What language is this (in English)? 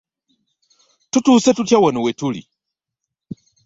Ganda